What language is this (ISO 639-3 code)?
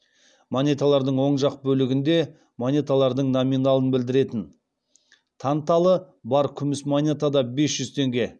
kaz